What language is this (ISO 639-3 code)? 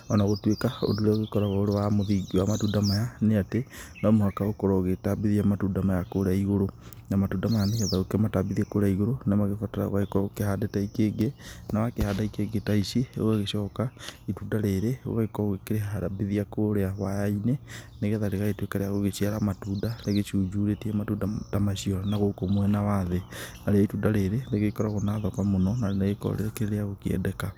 kik